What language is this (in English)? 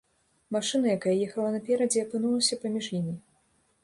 Belarusian